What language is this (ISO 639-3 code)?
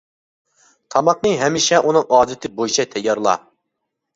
uig